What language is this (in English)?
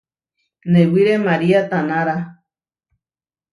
Huarijio